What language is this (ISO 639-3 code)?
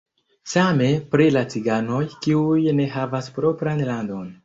epo